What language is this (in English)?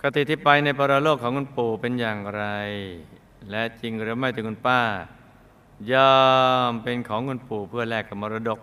Thai